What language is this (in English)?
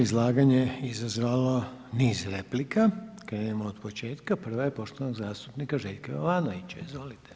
Croatian